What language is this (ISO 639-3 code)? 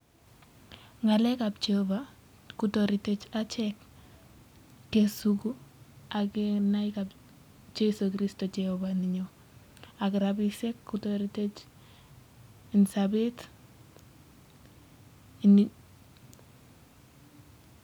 kln